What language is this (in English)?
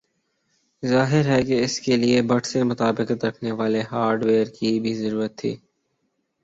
Urdu